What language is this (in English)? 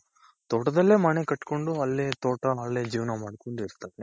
Kannada